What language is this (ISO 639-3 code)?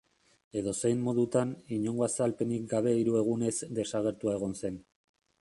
eus